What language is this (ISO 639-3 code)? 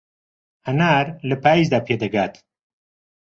ckb